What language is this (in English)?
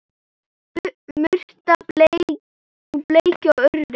Icelandic